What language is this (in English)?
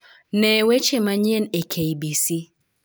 Luo (Kenya and Tanzania)